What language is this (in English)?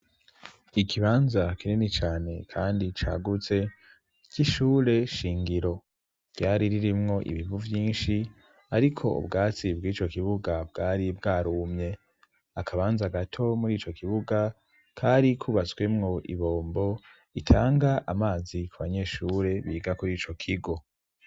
Rundi